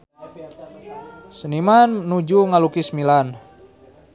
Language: Sundanese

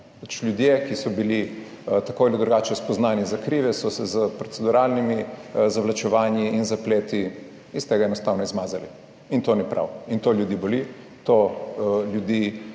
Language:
Slovenian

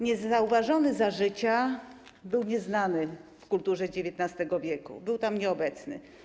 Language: Polish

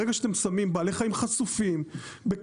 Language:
Hebrew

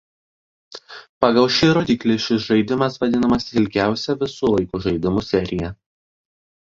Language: Lithuanian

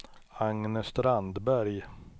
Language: Swedish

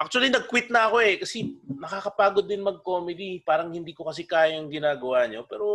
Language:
Filipino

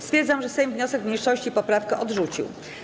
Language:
Polish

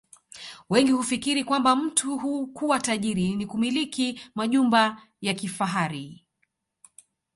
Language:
Swahili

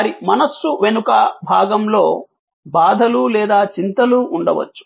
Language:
Telugu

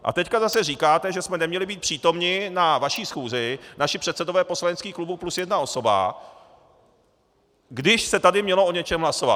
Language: Czech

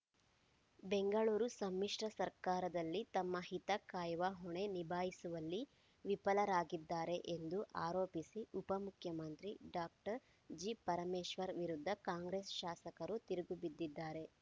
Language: Kannada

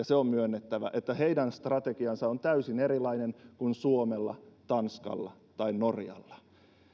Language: Finnish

